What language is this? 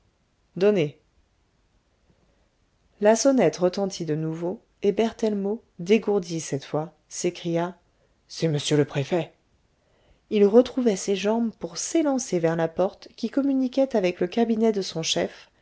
French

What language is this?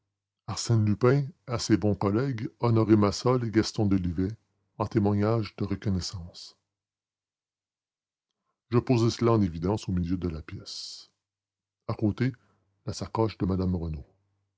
French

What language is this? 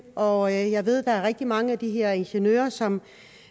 Danish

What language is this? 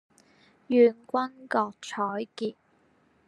Chinese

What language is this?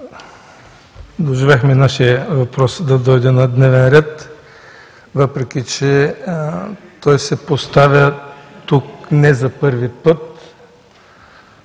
Bulgarian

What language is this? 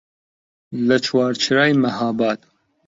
Central Kurdish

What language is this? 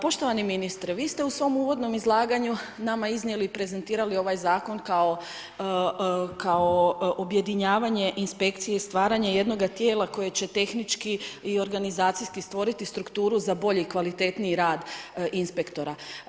Croatian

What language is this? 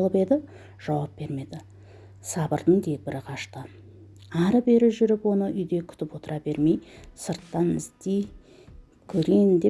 Turkish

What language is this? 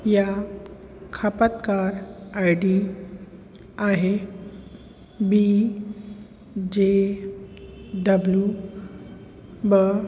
Sindhi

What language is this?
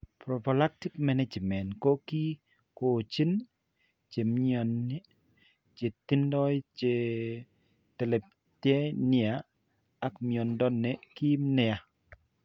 Kalenjin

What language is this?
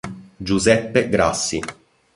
Italian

